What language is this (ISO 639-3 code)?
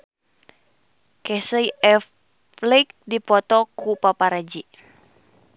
sun